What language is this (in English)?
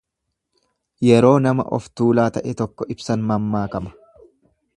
Oromo